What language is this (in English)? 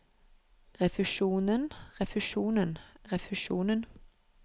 Norwegian